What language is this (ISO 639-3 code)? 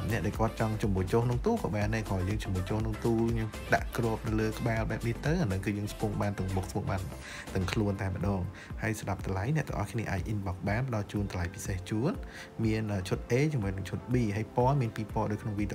tha